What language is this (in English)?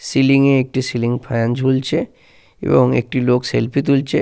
Bangla